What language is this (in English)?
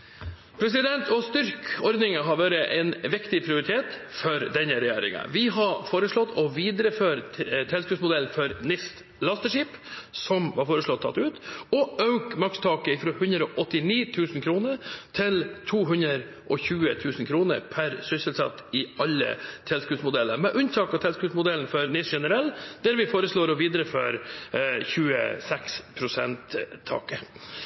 Norwegian Bokmål